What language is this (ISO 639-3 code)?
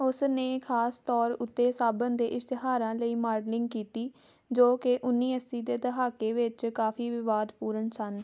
pan